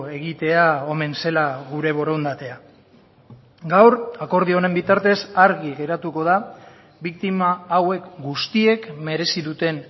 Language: Basque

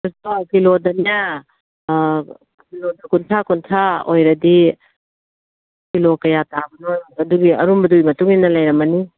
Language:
Manipuri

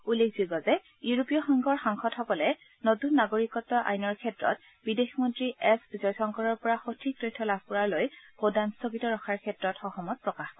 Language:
Assamese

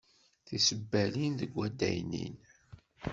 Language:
Kabyle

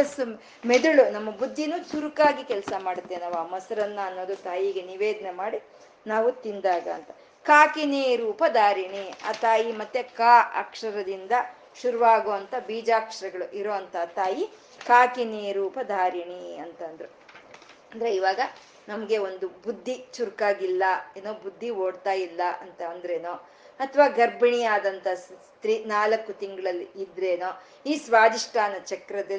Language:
Kannada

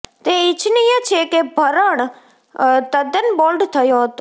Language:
Gujarati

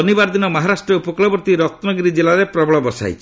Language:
Odia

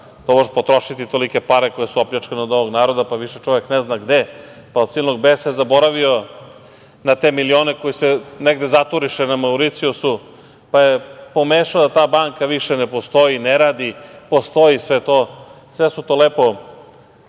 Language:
Serbian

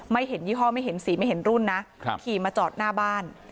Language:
Thai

